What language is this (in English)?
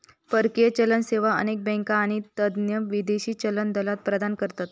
Marathi